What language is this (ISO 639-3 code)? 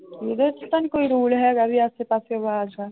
pan